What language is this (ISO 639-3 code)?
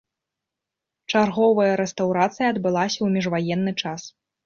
bel